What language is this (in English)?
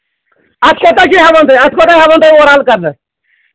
Kashmiri